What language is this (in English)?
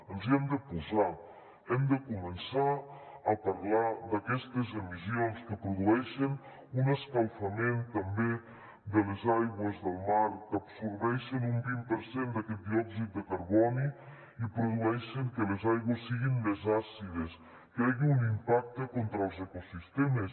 Catalan